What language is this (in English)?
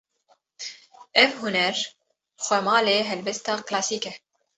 Kurdish